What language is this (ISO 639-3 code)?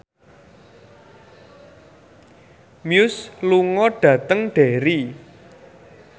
jav